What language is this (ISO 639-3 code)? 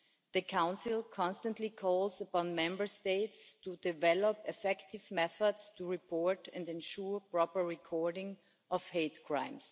eng